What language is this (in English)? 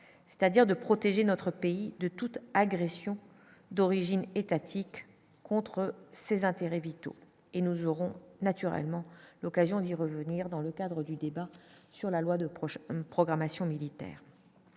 French